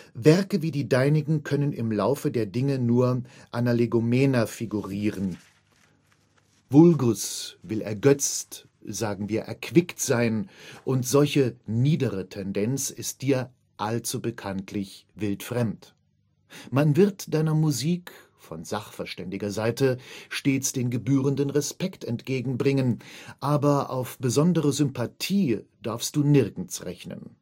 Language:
German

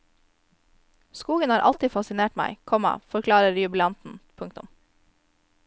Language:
Norwegian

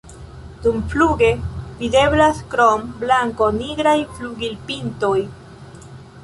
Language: Esperanto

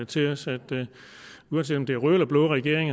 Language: Danish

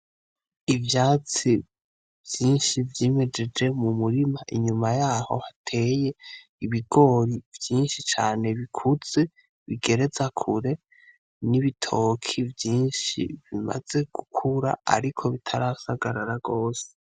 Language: Rundi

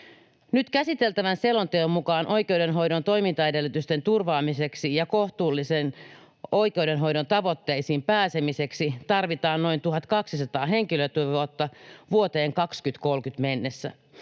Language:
Finnish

